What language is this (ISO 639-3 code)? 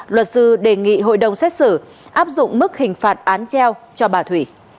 vie